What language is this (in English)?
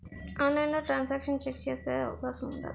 Telugu